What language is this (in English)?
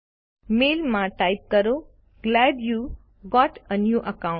Gujarati